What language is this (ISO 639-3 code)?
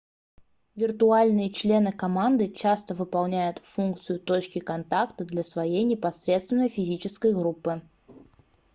rus